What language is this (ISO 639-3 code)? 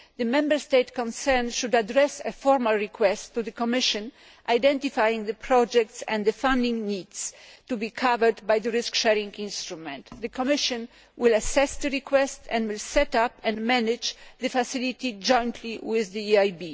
eng